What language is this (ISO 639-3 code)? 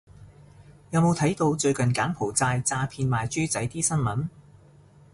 yue